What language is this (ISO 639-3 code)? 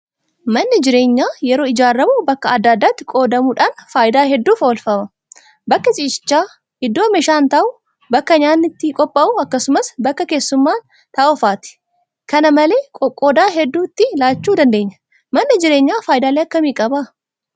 orm